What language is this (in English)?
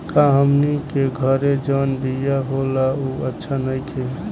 Bhojpuri